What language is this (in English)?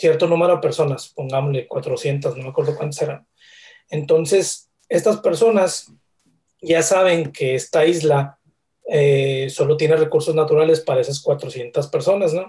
Spanish